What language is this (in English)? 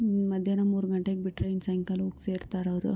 Kannada